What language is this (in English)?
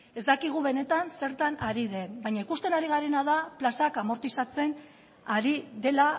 Basque